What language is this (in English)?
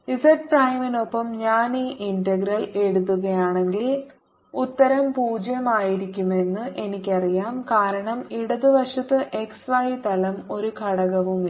Malayalam